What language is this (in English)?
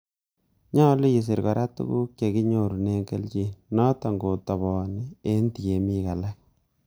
Kalenjin